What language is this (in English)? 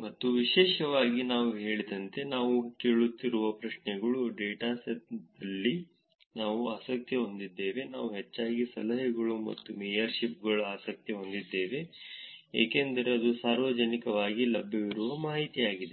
Kannada